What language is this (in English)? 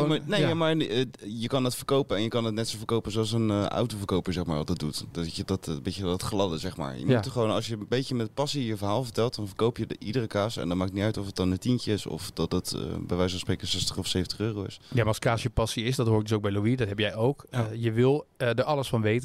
Dutch